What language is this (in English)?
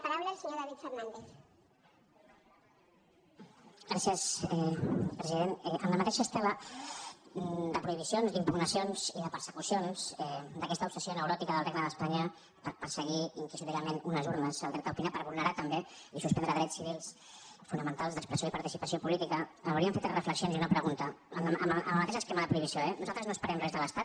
Catalan